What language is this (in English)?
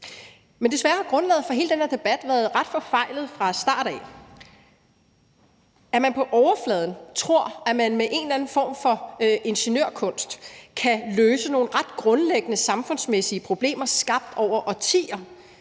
Danish